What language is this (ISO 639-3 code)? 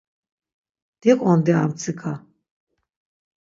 lzz